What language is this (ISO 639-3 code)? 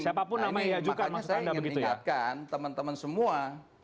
ind